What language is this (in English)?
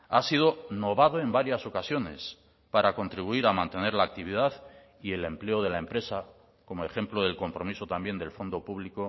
Spanish